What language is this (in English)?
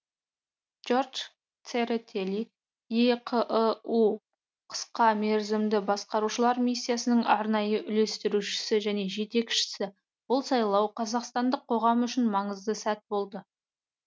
Kazakh